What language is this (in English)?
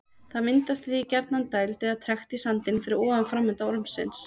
Icelandic